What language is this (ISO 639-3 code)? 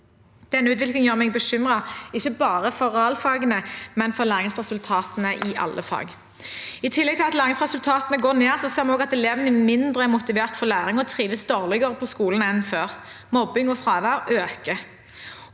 nor